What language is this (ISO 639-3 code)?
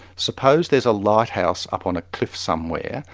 eng